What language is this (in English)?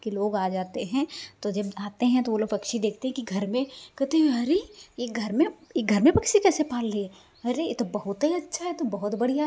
Hindi